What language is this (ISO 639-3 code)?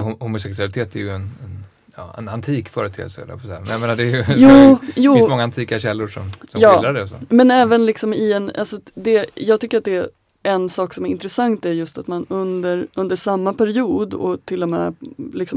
swe